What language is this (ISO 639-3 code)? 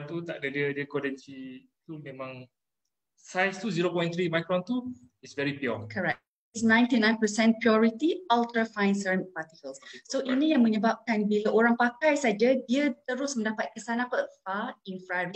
msa